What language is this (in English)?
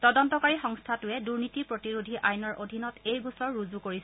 Assamese